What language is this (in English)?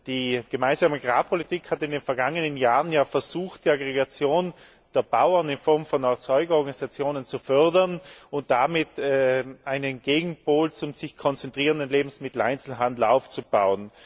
German